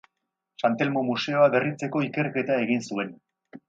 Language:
Basque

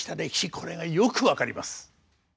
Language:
Japanese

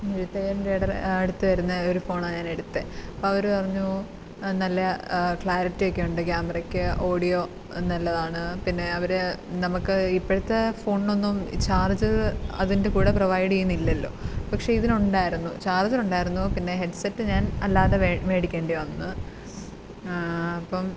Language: Malayalam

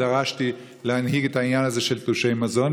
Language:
Hebrew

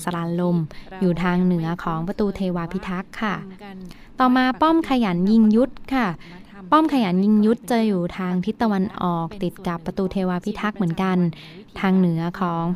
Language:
Thai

